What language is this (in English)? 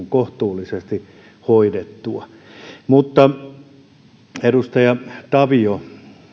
Finnish